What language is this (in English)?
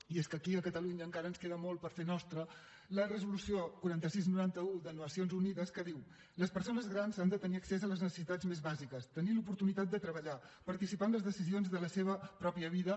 Catalan